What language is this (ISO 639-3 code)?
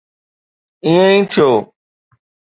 snd